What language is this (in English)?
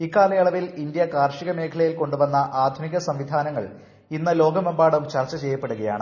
Malayalam